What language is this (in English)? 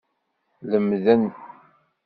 Kabyle